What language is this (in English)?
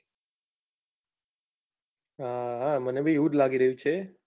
Gujarati